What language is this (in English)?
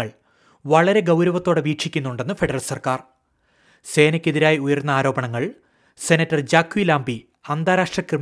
Malayalam